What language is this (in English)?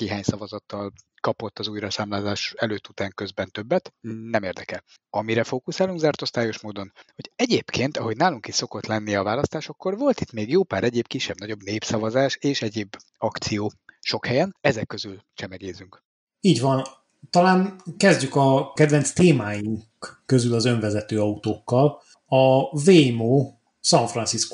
Hungarian